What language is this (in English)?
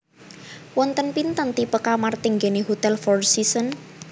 Javanese